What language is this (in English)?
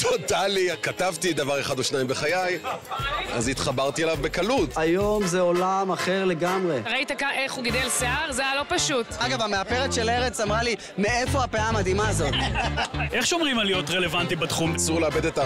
Hebrew